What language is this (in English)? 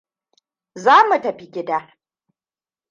Hausa